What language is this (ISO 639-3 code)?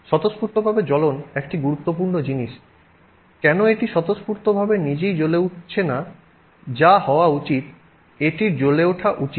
ben